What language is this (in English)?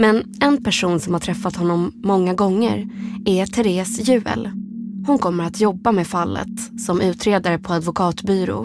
Swedish